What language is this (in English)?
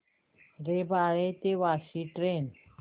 Marathi